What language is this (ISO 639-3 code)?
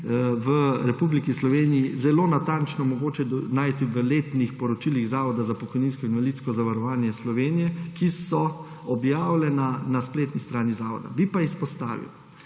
slv